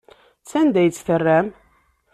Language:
Kabyle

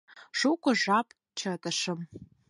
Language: Mari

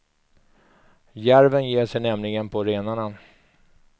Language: Swedish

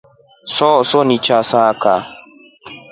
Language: Rombo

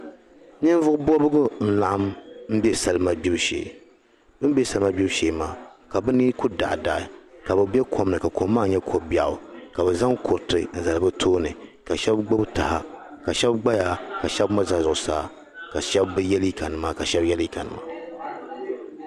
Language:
Dagbani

